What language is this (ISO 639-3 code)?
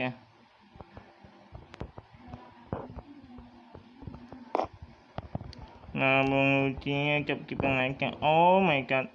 ind